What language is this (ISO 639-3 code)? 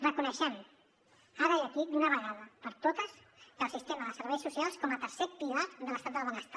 cat